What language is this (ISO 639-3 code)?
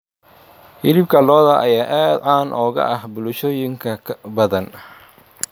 som